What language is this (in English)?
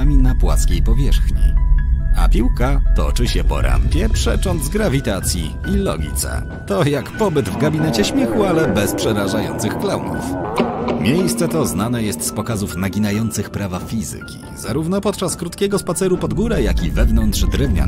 Polish